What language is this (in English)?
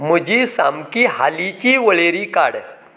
Konkani